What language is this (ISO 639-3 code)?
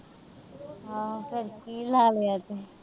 pan